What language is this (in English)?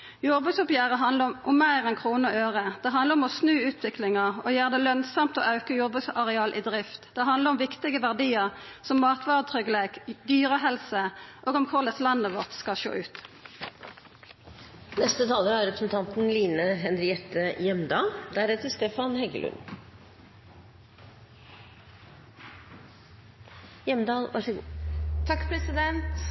Norwegian Nynorsk